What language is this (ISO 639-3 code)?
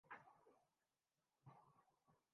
urd